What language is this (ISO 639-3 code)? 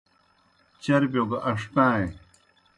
plk